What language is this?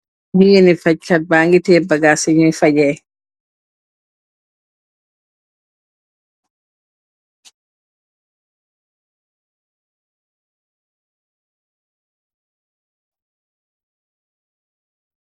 Wolof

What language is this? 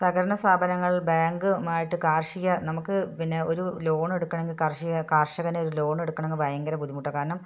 Malayalam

